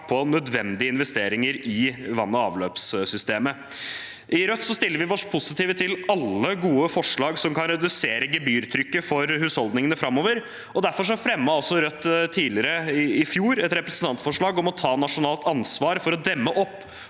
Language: Norwegian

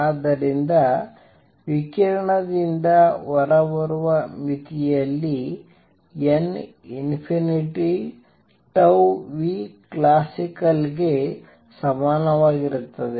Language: Kannada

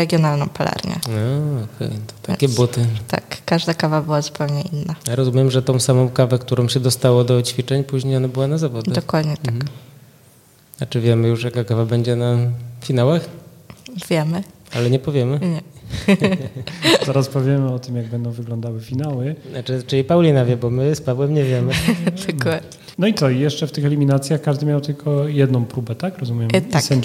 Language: Polish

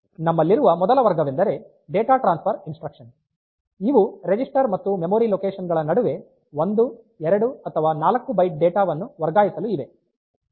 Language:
Kannada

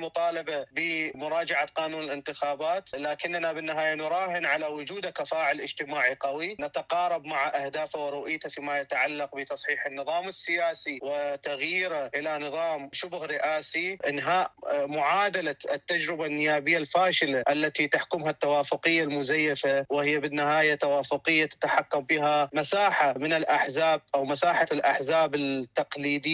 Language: Arabic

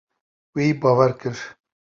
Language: Kurdish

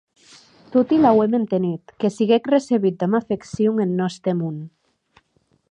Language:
Occitan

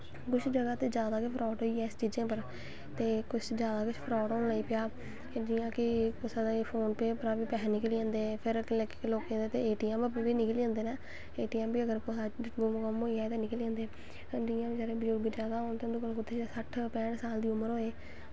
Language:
Dogri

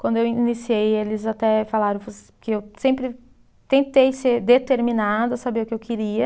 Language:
Portuguese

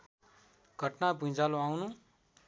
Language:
Nepali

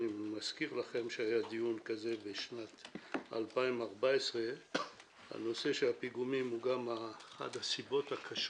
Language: Hebrew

